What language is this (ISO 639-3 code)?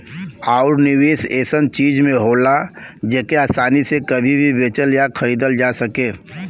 bho